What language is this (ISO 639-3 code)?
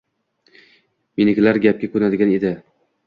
uzb